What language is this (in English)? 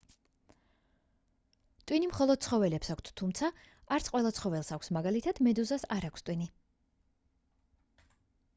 Georgian